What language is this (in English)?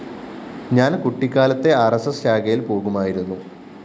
Malayalam